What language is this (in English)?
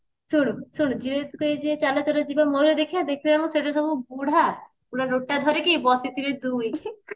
Odia